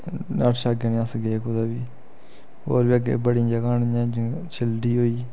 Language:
Dogri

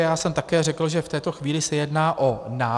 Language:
Czech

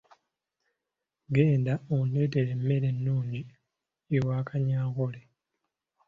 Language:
Ganda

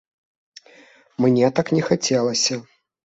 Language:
Belarusian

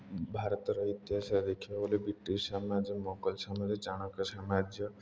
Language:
Odia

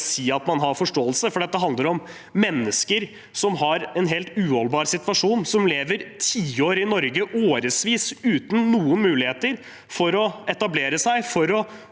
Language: Norwegian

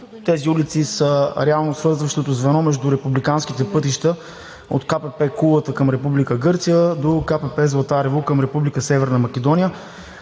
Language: Bulgarian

